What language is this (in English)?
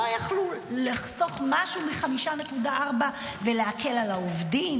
Hebrew